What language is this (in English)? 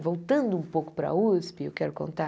Portuguese